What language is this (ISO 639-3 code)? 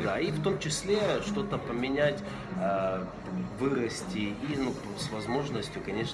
rus